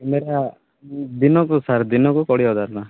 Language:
Odia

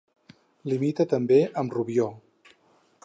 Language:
Catalan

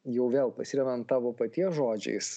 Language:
Lithuanian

